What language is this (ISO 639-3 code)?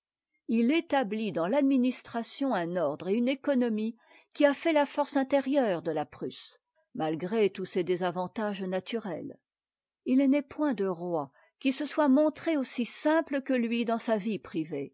fra